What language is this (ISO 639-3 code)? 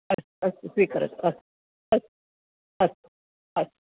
san